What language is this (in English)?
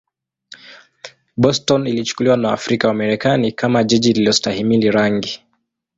Swahili